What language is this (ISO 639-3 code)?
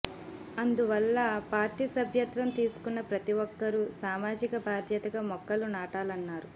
tel